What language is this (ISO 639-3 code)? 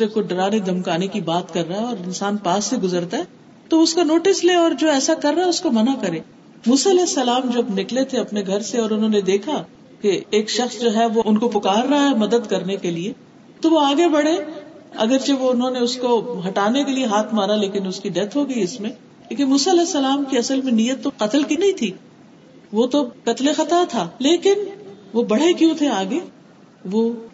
urd